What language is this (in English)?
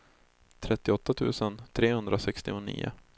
Swedish